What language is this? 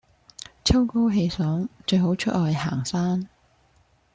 Cantonese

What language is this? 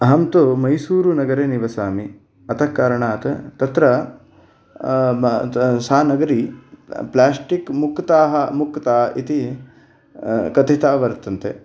Sanskrit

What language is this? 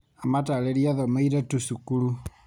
Kikuyu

